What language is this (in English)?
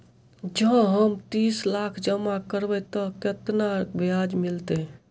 Maithili